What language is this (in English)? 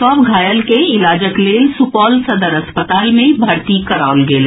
Maithili